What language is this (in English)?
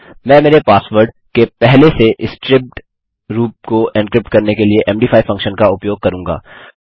Hindi